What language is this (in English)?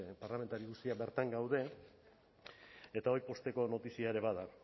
Basque